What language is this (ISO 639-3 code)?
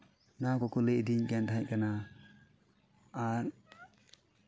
sat